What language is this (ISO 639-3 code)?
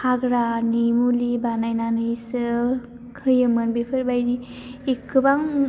brx